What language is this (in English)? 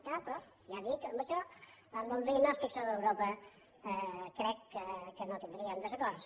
Catalan